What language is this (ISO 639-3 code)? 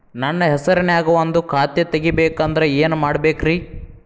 kan